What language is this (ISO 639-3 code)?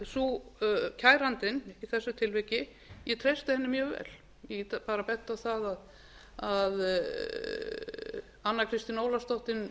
isl